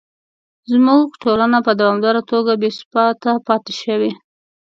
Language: Pashto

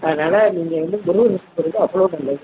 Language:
Tamil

